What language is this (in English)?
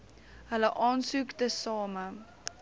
Afrikaans